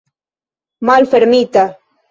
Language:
Esperanto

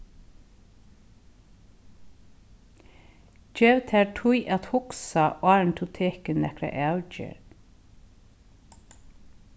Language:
Faroese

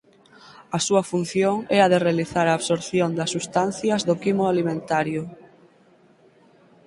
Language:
Galician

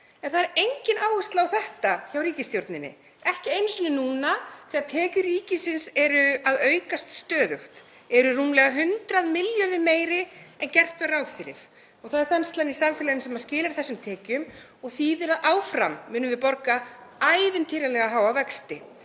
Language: Icelandic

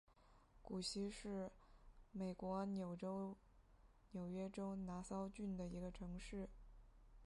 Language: Chinese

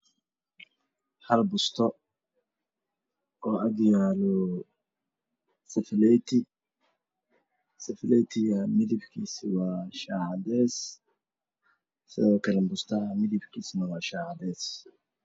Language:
Somali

